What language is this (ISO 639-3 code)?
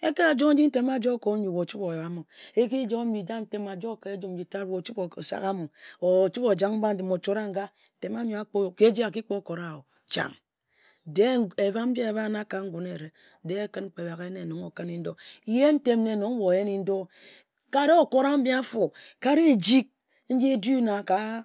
etu